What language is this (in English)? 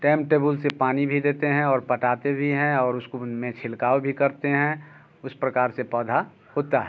Hindi